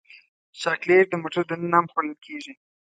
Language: Pashto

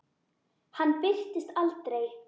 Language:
Icelandic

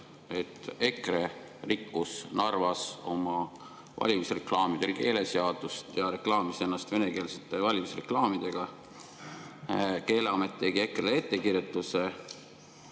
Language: Estonian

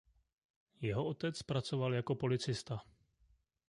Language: Czech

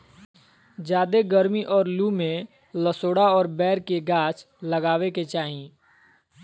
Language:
Magahi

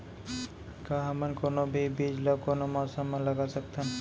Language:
Chhattisgarhi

